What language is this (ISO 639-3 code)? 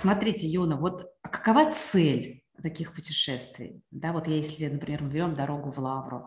rus